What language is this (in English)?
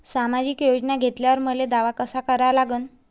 Marathi